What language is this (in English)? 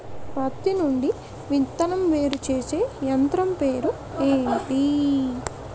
Telugu